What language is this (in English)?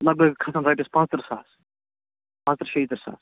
Kashmiri